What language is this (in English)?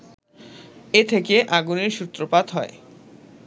Bangla